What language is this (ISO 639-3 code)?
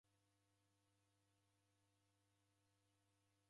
dav